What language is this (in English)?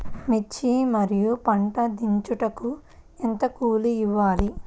Telugu